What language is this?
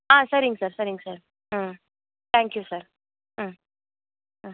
Tamil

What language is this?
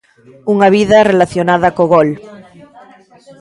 Galician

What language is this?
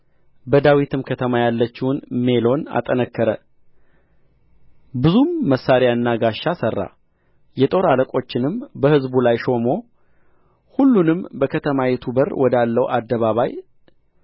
Amharic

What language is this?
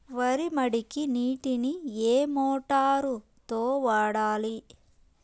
Telugu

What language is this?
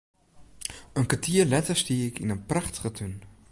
Western Frisian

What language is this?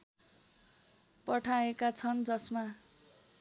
Nepali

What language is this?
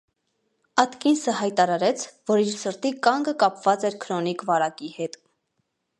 Armenian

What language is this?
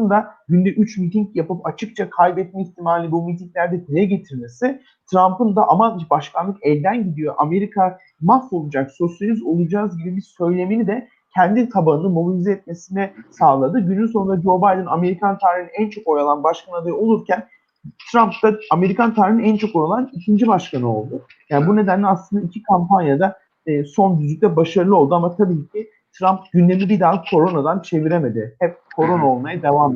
Turkish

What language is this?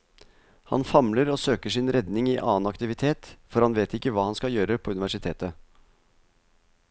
Norwegian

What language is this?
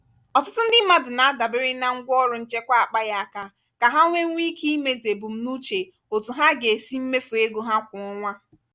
Igbo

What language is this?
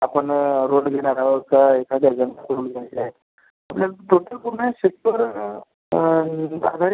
Marathi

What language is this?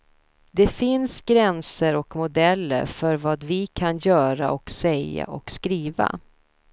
Swedish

